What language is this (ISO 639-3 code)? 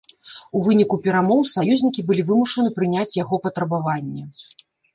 bel